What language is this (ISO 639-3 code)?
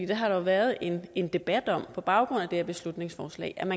dan